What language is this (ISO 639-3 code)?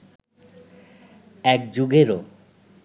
ben